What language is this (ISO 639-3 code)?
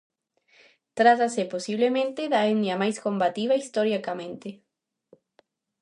glg